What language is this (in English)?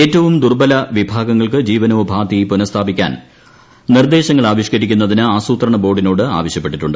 Malayalam